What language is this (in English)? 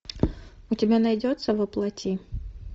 Russian